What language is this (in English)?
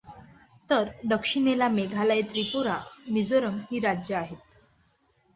Marathi